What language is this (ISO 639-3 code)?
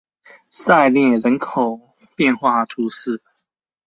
zho